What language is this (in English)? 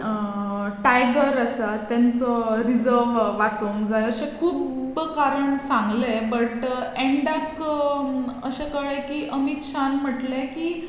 Konkani